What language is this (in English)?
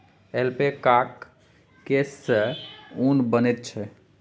Maithili